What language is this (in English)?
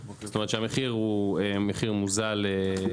Hebrew